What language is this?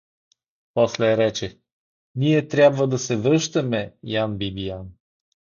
Bulgarian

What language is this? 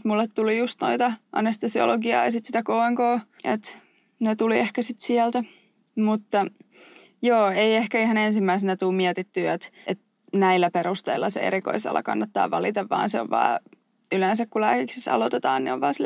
Finnish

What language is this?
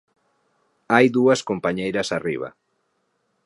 Galician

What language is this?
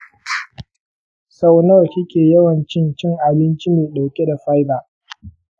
Hausa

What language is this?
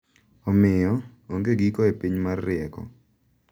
Luo (Kenya and Tanzania)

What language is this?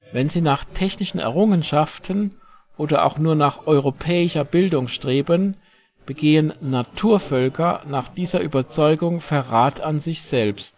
German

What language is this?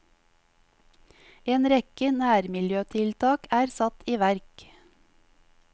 Norwegian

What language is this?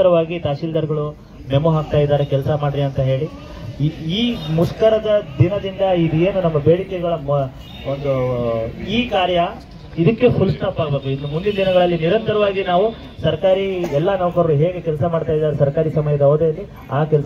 Kannada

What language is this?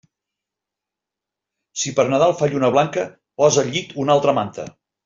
Catalan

